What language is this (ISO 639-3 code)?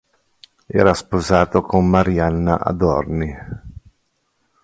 ita